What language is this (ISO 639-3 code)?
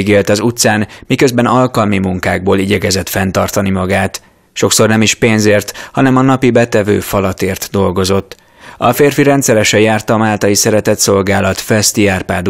hun